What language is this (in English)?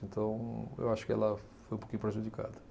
Portuguese